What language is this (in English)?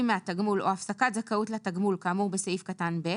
Hebrew